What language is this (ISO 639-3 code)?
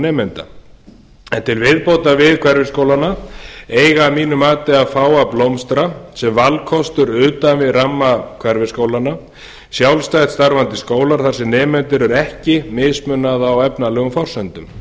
isl